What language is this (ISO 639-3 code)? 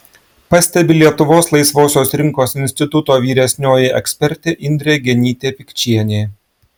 lit